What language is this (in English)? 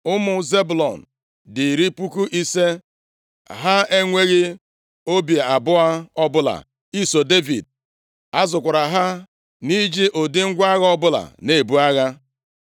Igbo